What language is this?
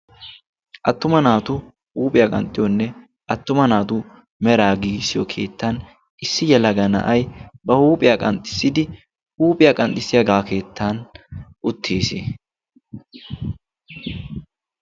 Wolaytta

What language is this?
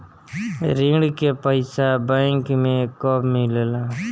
Bhojpuri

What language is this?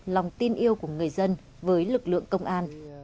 Vietnamese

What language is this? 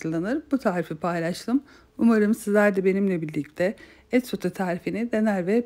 Turkish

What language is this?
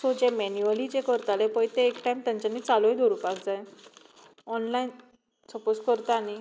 Konkani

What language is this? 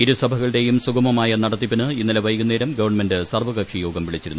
Malayalam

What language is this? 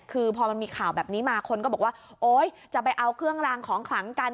Thai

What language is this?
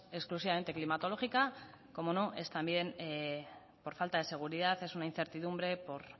Spanish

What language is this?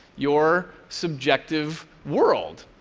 English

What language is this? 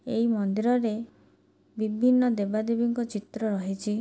Odia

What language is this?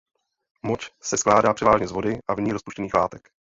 Czech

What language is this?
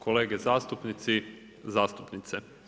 Croatian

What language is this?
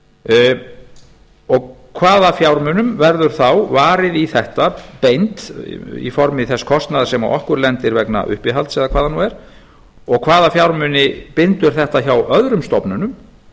Icelandic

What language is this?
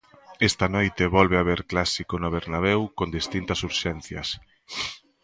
Galician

